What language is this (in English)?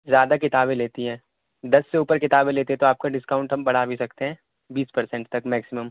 Urdu